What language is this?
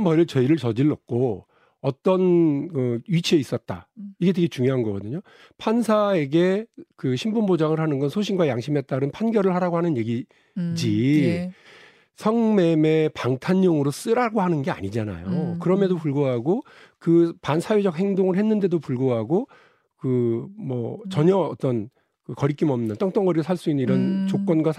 Korean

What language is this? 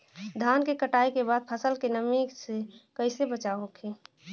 Bhojpuri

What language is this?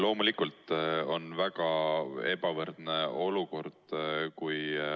Estonian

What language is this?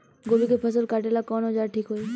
Bhojpuri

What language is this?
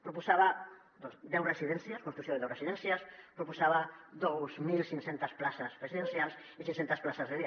Catalan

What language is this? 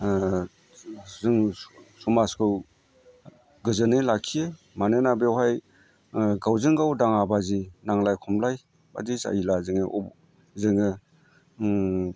Bodo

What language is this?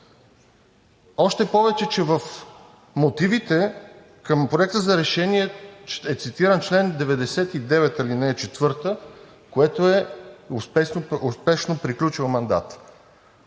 Bulgarian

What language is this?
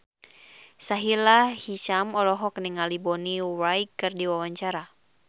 Sundanese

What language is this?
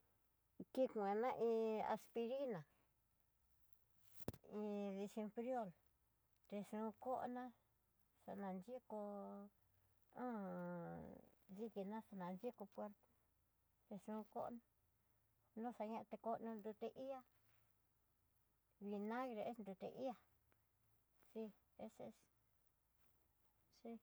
Tidaá Mixtec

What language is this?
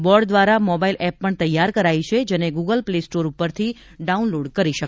Gujarati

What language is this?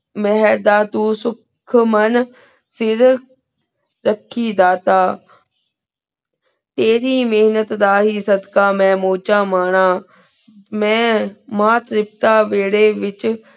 Punjabi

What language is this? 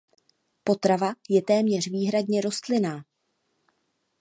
Czech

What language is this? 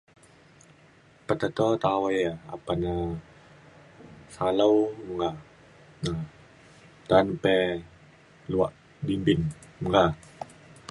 Mainstream Kenyah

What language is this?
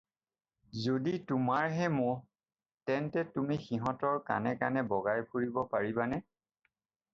Assamese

